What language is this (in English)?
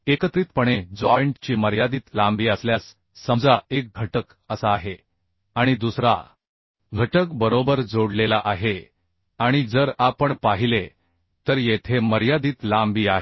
Marathi